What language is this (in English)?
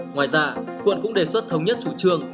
Vietnamese